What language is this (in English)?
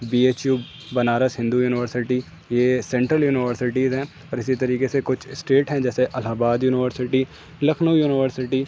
Urdu